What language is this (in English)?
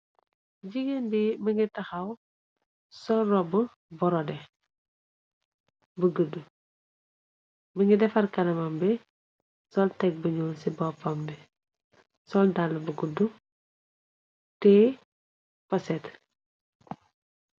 Wolof